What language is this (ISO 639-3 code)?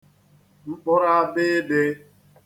ibo